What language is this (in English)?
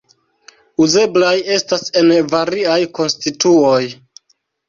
Esperanto